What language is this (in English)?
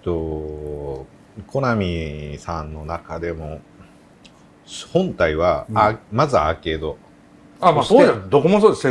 Japanese